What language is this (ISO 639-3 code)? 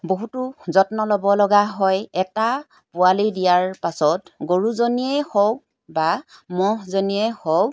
asm